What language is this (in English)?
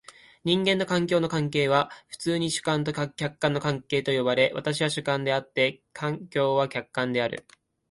Japanese